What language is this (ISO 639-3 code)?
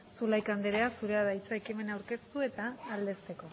eus